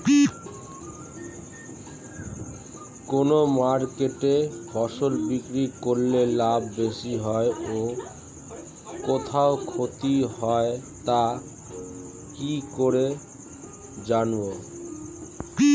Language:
Bangla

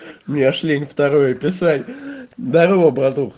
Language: Russian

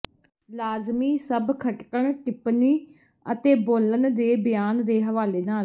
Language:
Punjabi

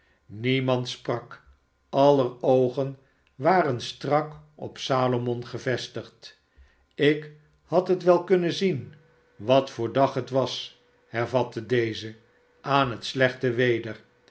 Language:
Dutch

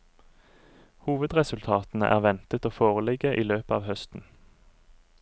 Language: Norwegian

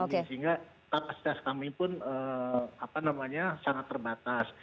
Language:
Indonesian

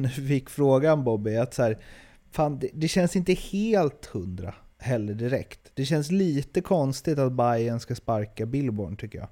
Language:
Swedish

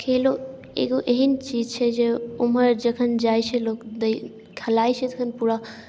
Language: Maithili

